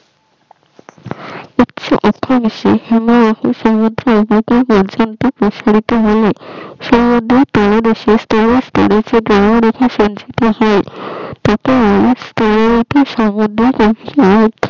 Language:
Bangla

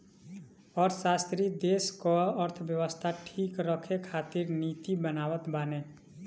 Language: Bhojpuri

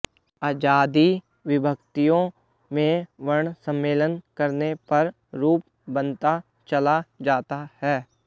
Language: Sanskrit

